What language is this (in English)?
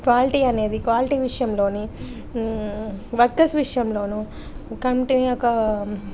Telugu